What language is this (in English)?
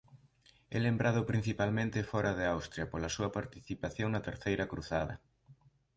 Galician